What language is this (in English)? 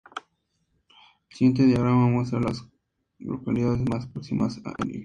Spanish